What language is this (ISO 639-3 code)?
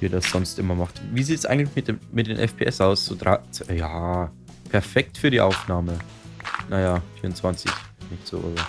deu